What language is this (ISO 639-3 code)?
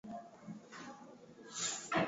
swa